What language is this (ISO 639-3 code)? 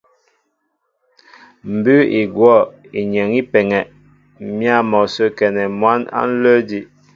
mbo